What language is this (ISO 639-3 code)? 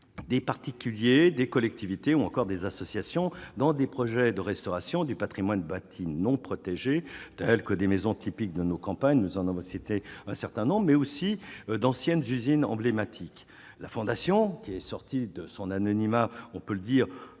fra